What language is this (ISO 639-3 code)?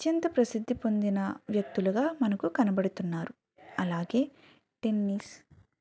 tel